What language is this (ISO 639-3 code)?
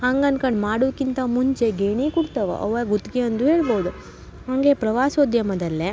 kan